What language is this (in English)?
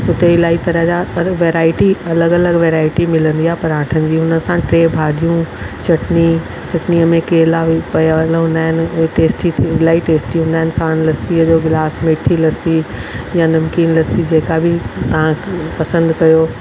Sindhi